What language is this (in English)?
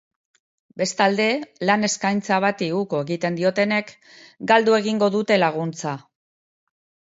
Basque